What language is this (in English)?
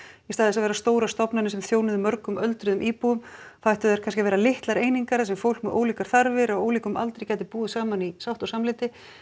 Icelandic